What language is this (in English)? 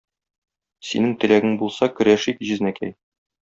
Tatar